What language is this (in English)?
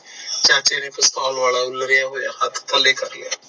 Punjabi